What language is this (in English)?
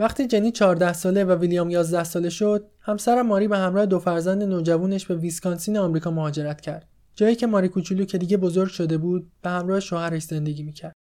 Persian